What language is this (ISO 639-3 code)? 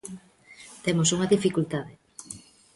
glg